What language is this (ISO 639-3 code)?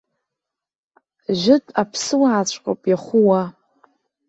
abk